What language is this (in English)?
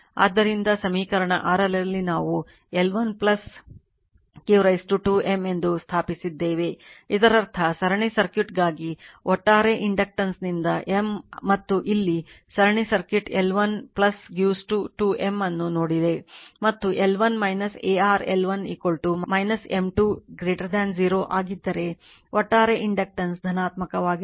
Kannada